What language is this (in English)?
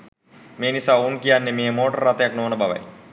Sinhala